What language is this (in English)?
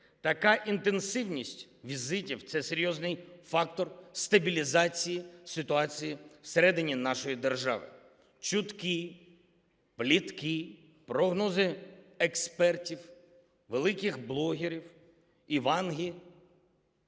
Ukrainian